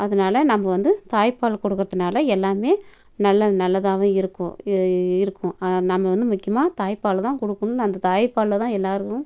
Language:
Tamil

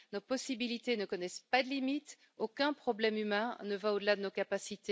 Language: French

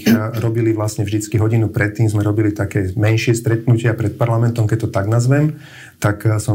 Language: Slovak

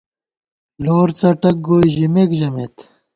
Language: Gawar-Bati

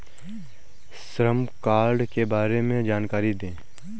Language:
Hindi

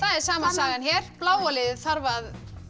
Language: Icelandic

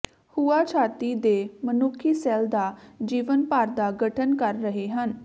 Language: Punjabi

